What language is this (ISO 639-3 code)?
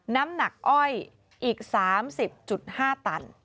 tha